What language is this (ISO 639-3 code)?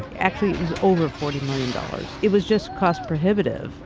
eng